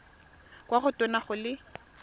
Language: Tswana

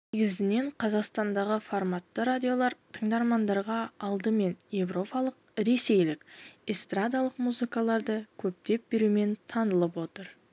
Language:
Kazakh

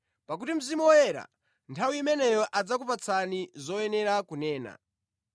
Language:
Nyanja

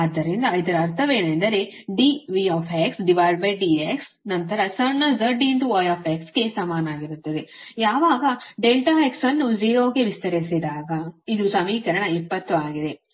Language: Kannada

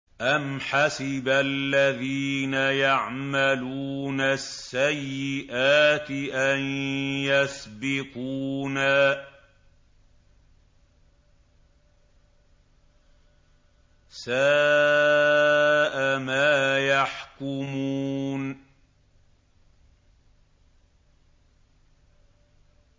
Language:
Arabic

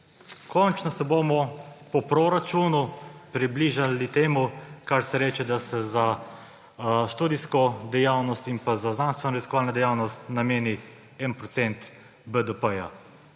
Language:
Slovenian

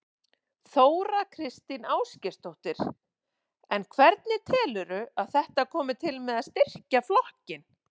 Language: Icelandic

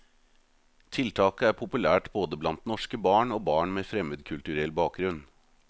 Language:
Norwegian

